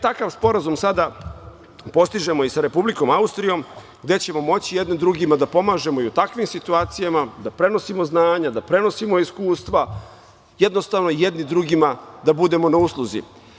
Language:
Serbian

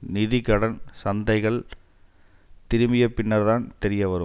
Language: Tamil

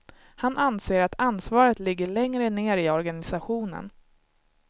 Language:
Swedish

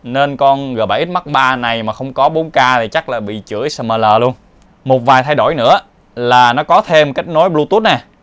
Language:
Vietnamese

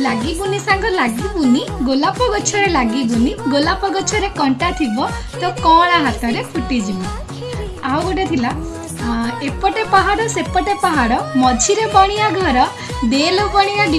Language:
Odia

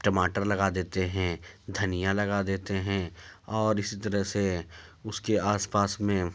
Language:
Urdu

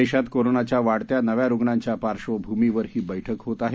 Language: Marathi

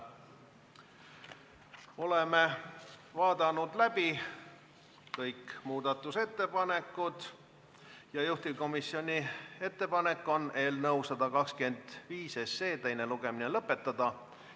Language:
Estonian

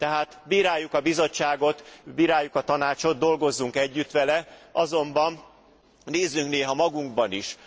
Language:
Hungarian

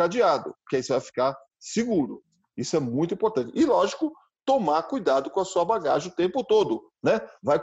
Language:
Portuguese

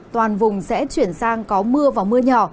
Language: Vietnamese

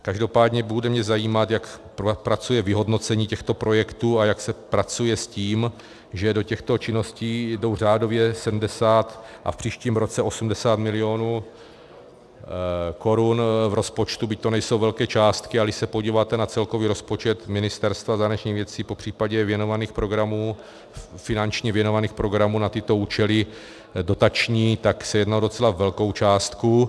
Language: Czech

